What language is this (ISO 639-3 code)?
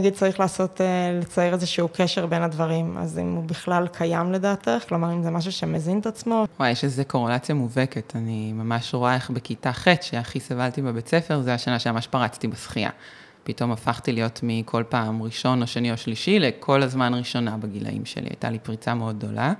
heb